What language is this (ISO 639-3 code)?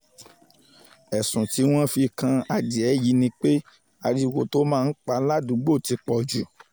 yor